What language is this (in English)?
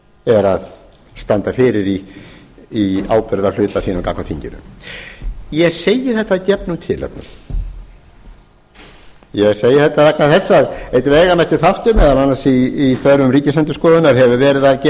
Icelandic